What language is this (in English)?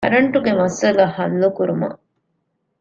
Divehi